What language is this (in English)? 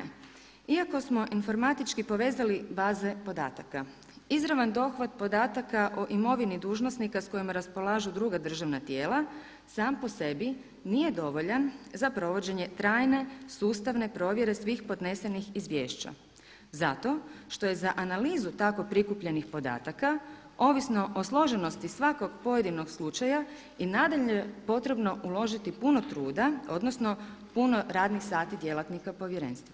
Croatian